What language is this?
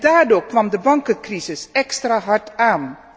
Dutch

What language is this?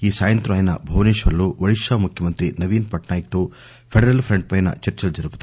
Telugu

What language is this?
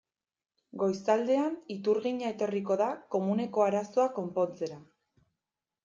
Basque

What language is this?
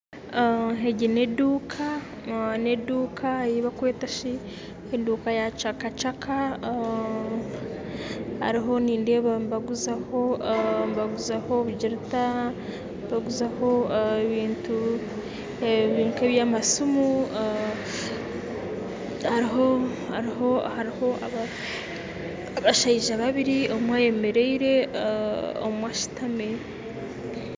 Nyankole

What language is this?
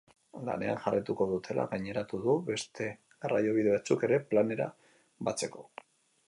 Basque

